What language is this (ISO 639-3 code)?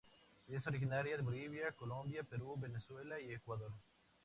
spa